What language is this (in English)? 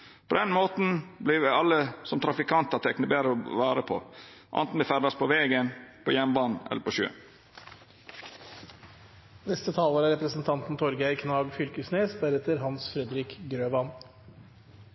Norwegian Nynorsk